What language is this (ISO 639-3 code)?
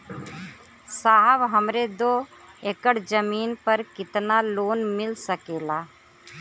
bho